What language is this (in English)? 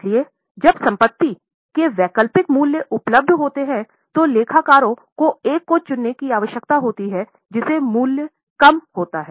Hindi